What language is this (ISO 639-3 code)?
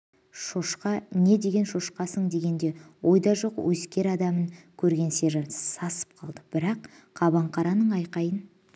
kaz